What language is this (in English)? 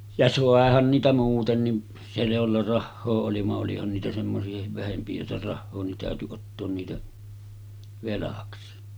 Finnish